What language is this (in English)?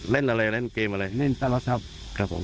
Thai